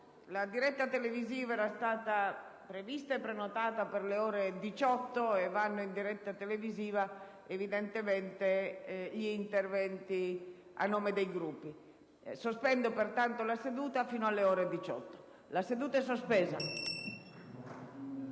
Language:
Italian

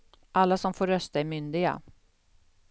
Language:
Swedish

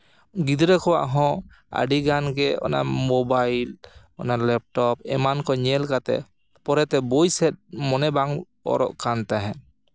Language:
Santali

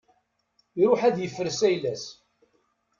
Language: Kabyle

